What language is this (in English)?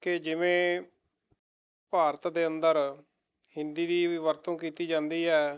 Punjabi